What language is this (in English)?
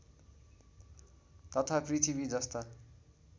Nepali